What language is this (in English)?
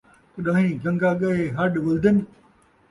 Saraiki